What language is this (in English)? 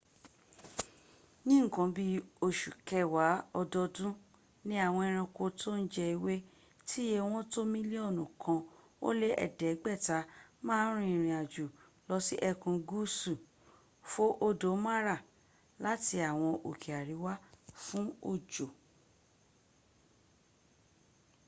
Yoruba